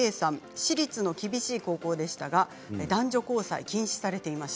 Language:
Japanese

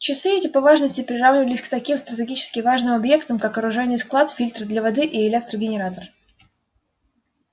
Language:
Russian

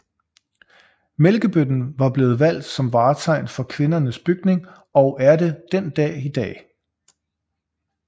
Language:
Danish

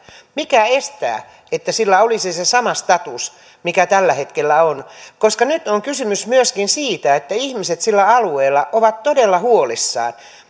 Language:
Finnish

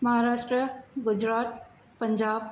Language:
Sindhi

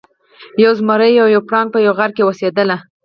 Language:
Pashto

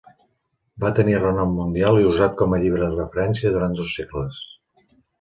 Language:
Catalan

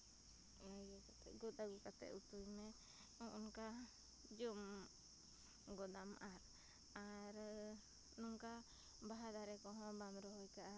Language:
Santali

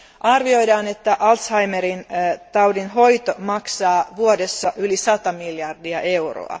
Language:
Finnish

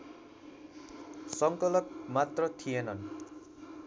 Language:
Nepali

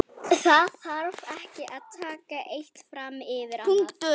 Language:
Icelandic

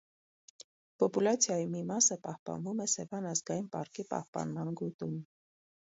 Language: Armenian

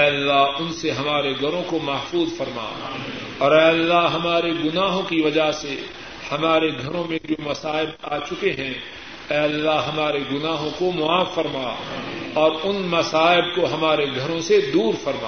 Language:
Urdu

